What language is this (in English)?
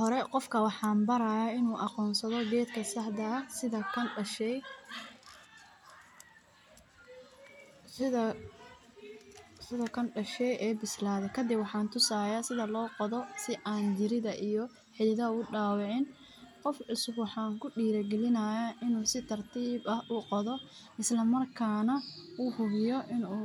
Somali